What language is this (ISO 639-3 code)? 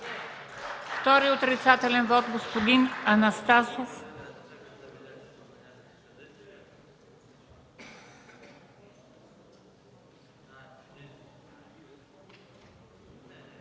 bul